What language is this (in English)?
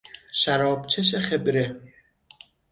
Persian